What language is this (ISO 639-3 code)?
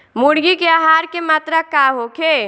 bho